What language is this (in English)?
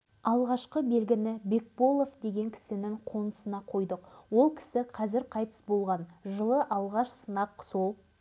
Kazakh